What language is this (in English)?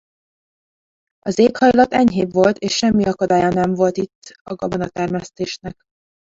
Hungarian